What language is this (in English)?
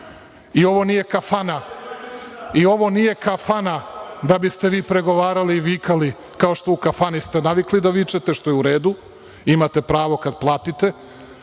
Serbian